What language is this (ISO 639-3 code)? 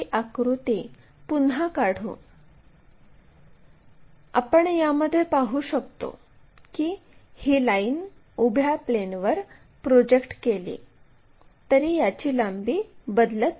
mar